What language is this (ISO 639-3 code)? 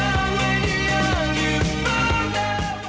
ind